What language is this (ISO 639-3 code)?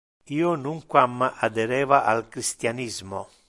ina